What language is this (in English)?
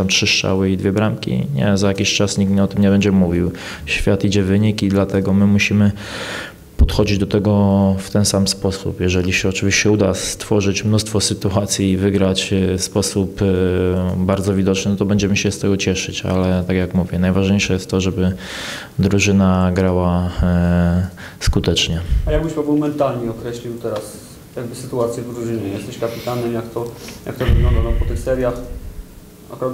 Polish